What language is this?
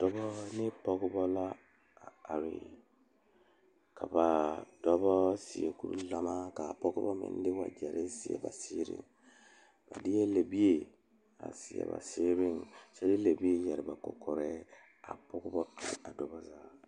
Southern Dagaare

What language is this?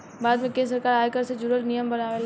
Bhojpuri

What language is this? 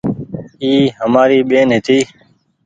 Goaria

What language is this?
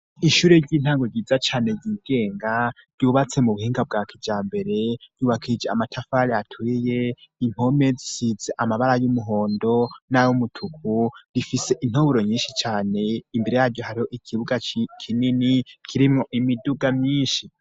Rundi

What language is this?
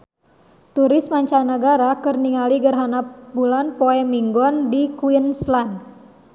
Sundanese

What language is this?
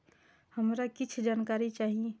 Maithili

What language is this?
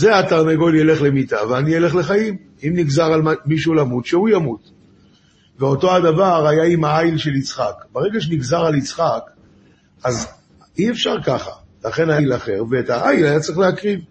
Hebrew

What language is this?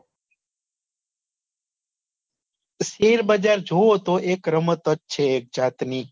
Gujarati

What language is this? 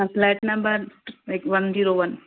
Sindhi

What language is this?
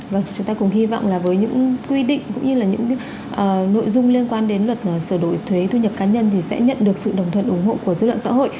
Vietnamese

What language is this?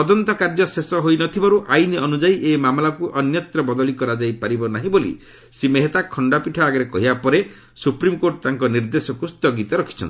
Odia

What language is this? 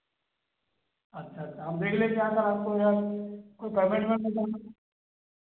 Hindi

